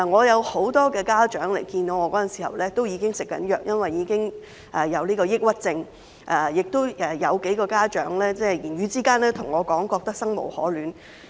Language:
Cantonese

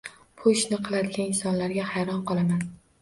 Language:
Uzbek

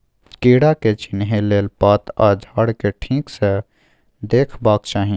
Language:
Maithili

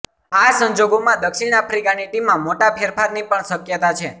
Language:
Gujarati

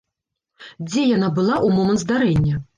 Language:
Belarusian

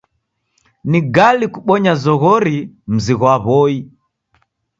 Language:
Taita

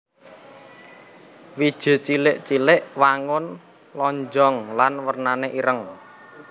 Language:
Javanese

